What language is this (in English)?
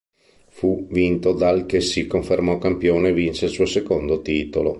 Italian